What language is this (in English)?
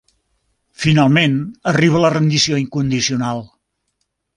Catalan